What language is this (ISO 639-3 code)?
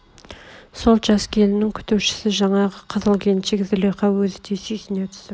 kaz